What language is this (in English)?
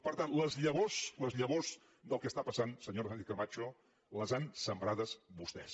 Catalan